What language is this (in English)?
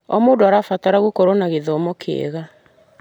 Kikuyu